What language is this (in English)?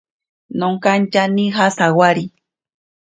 Ashéninka Perené